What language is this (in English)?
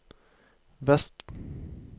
Norwegian